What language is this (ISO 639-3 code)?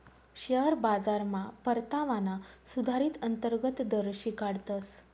mar